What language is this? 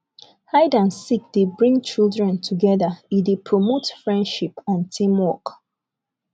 Nigerian Pidgin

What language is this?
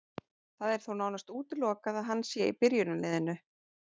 Icelandic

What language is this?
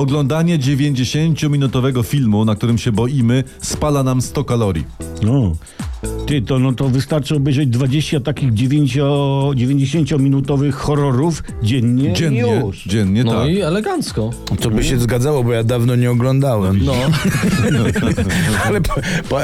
Polish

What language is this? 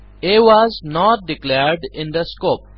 Assamese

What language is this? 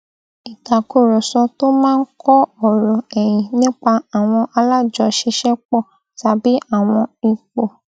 Yoruba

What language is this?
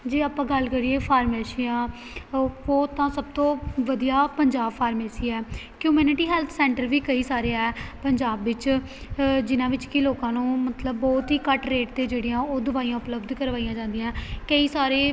Punjabi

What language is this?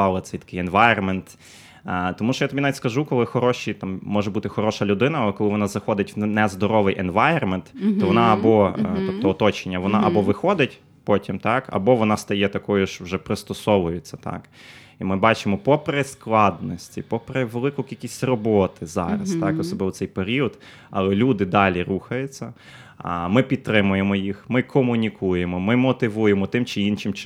Ukrainian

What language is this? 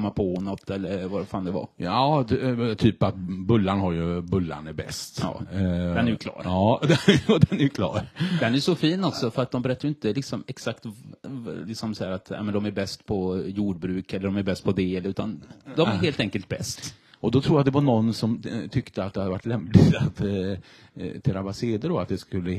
Swedish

